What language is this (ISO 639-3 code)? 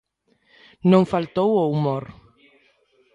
glg